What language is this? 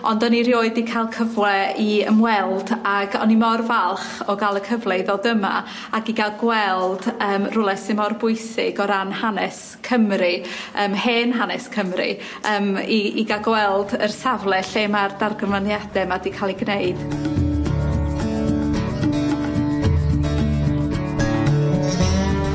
Welsh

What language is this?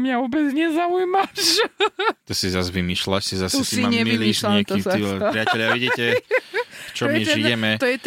Slovak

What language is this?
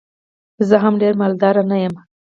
Pashto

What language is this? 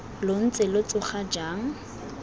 Tswana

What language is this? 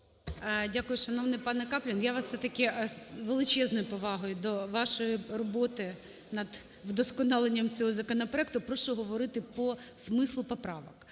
Ukrainian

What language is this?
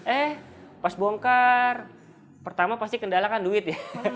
Indonesian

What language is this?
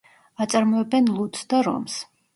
Georgian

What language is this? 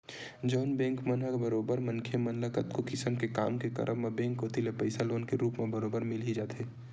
Chhattisgarhi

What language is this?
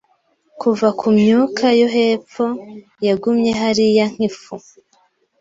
Kinyarwanda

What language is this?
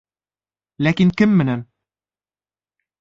Bashkir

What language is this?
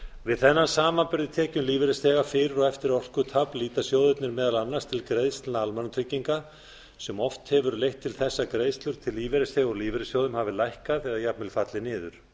Icelandic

